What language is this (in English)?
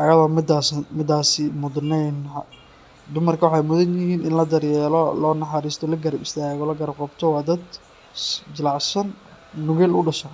Somali